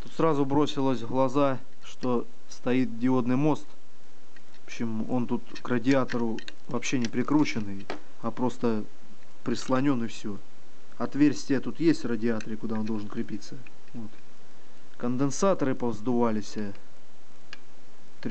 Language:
Russian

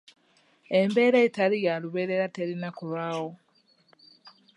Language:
Ganda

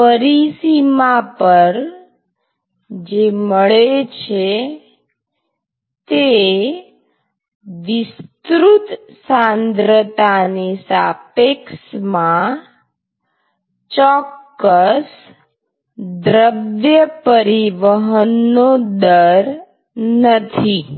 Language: Gujarati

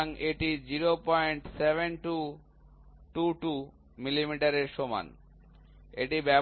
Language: Bangla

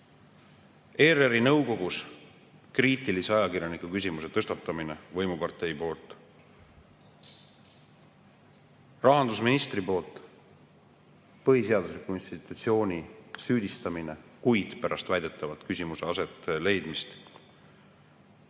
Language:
Estonian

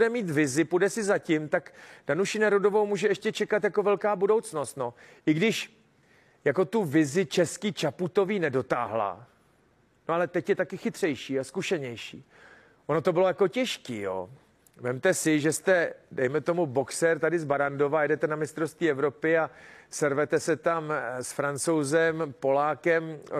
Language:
Czech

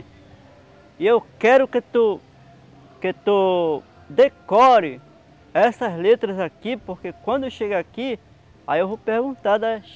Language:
Portuguese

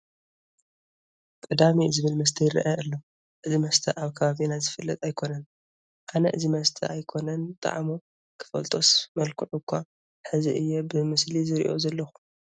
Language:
Tigrinya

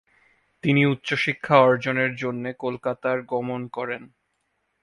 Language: Bangla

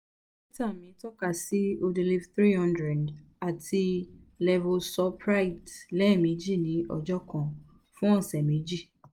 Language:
Yoruba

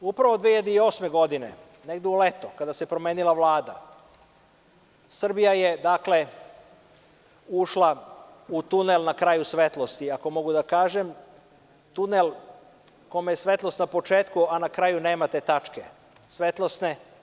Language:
Serbian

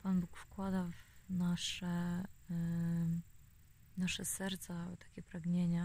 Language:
Polish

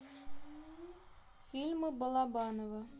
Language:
Russian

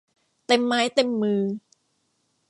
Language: Thai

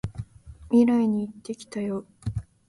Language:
Japanese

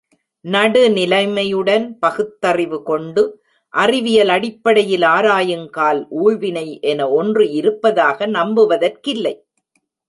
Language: Tamil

